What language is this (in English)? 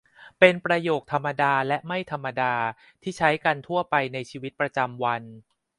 Thai